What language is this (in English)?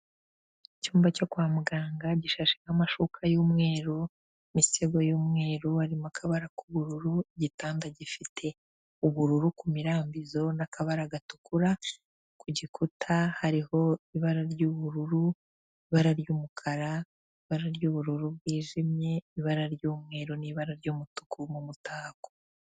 Kinyarwanda